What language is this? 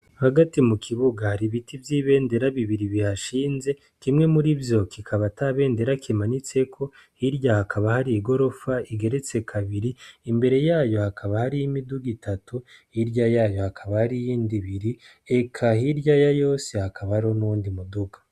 Rundi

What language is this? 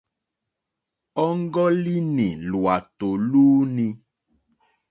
Mokpwe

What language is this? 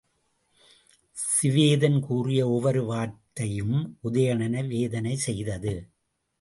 Tamil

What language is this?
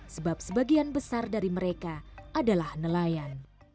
Indonesian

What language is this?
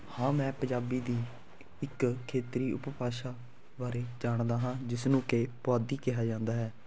Punjabi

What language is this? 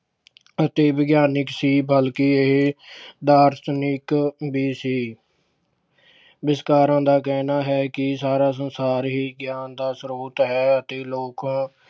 Punjabi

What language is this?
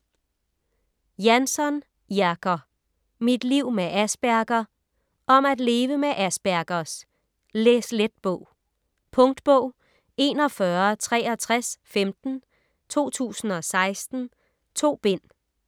Danish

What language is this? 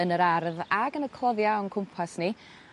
Welsh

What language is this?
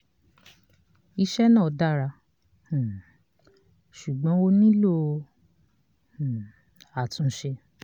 Yoruba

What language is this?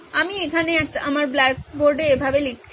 Bangla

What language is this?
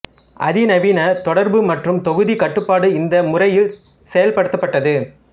Tamil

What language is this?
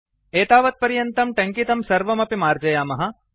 Sanskrit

